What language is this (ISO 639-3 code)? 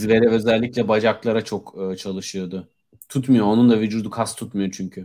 tur